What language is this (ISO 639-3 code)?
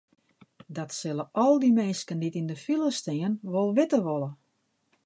fry